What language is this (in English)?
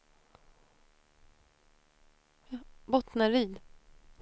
Swedish